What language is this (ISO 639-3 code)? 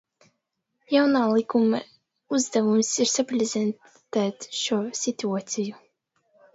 lav